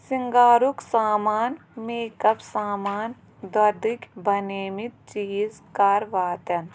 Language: Kashmiri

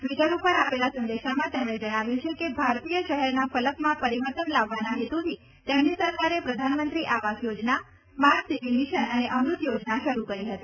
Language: Gujarati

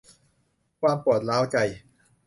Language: Thai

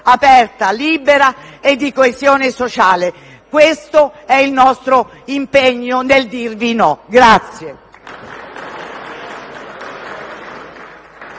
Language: Italian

